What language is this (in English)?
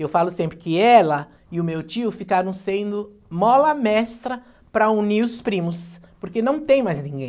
Portuguese